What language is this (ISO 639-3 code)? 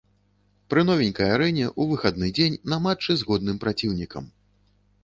bel